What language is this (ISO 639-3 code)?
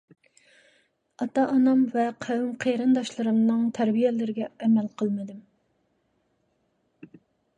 uig